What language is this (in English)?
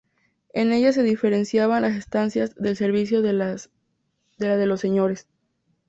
Spanish